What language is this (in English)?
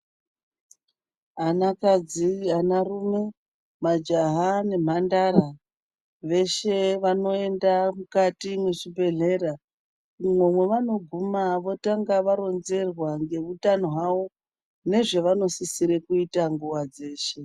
Ndau